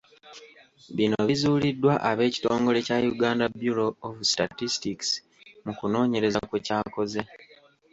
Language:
Ganda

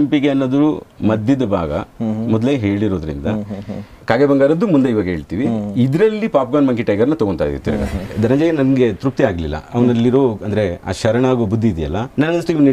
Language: Kannada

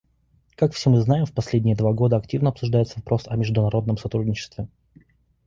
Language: Russian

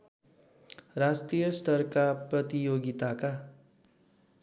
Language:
Nepali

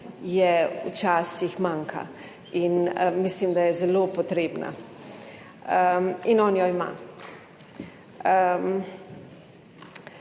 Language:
Slovenian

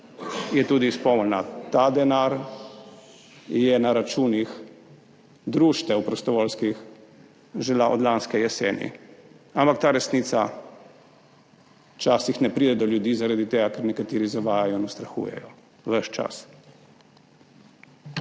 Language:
Slovenian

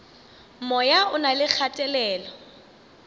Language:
Northern Sotho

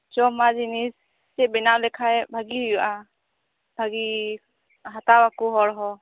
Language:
Santali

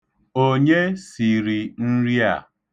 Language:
Igbo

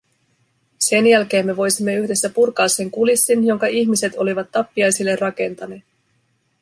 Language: Finnish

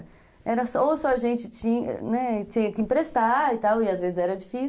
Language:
Portuguese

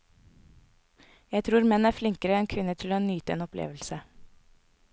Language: Norwegian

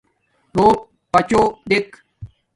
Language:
Domaaki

